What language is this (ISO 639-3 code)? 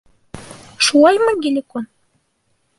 bak